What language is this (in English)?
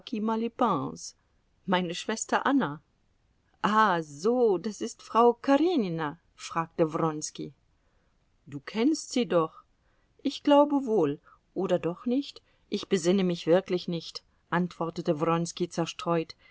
German